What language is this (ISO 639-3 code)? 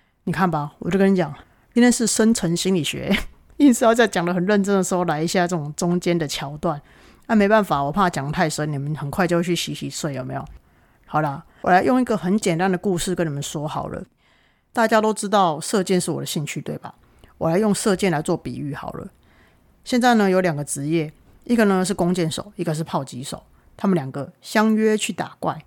zho